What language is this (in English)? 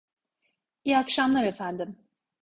Turkish